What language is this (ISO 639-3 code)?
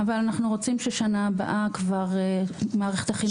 heb